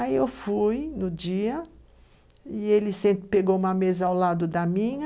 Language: Portuguese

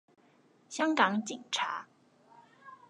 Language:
Chinese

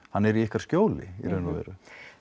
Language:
Icelandic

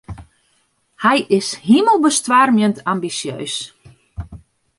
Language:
Western Frisian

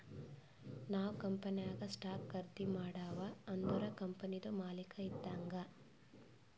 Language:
Kannada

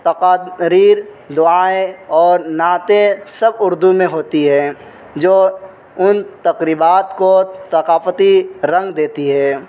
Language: Urdu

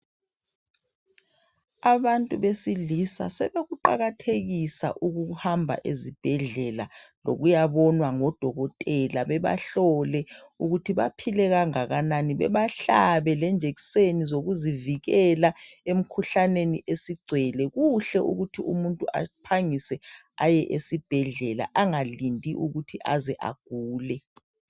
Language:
North Ndebele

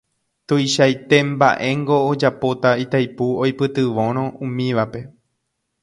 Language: Guarani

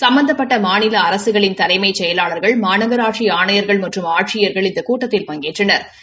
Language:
Tamil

